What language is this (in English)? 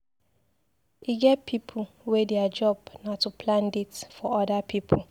Nigerian Pidgin